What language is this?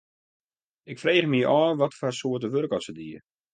Western Frisian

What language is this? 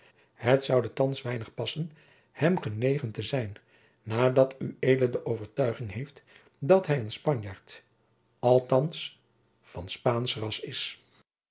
Dutch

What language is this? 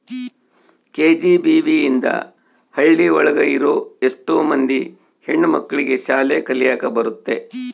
Kannada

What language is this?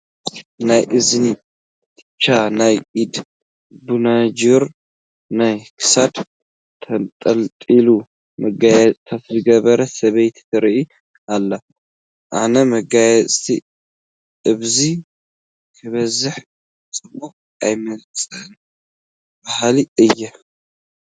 Tigrinya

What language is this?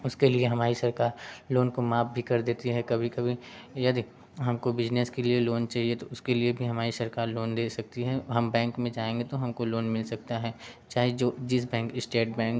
Hindi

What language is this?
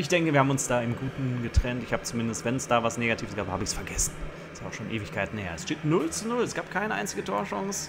German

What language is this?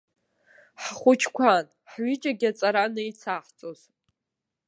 Abkhazian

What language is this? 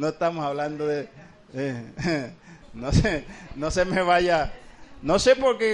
Spanish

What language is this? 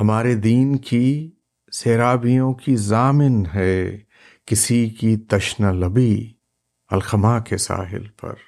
Urdu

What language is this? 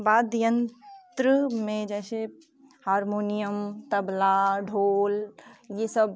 Hindi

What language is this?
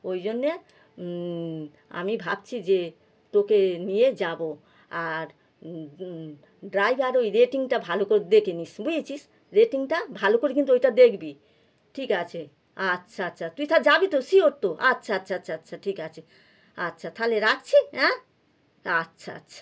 Bangla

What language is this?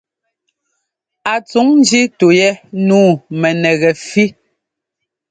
Ngomba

